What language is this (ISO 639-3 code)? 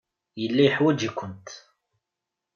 kab